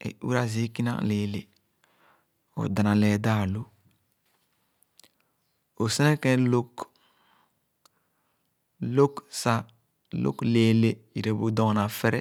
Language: Khana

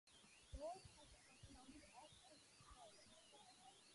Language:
English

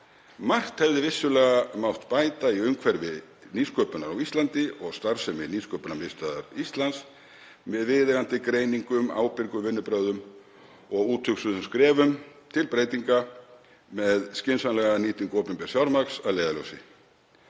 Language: Icelandic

